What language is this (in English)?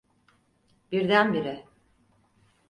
Turkish